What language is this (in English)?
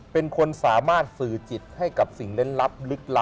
Thai